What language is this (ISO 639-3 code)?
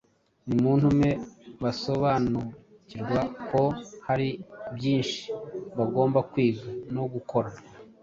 kin